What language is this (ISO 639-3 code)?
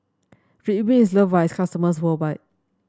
eng